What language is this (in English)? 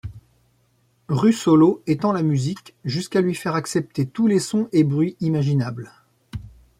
French